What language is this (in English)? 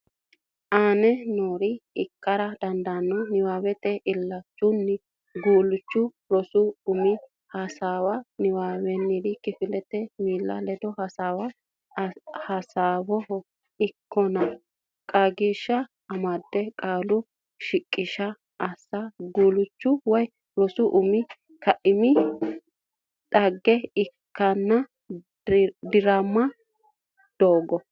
Sidamo